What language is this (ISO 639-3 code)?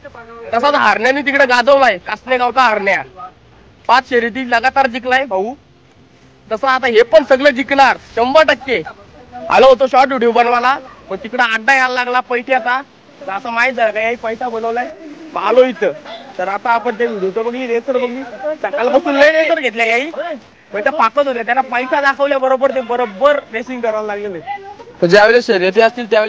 mar